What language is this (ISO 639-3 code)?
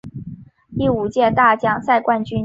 zho